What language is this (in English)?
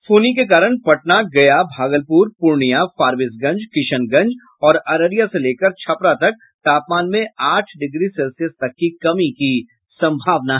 Hindi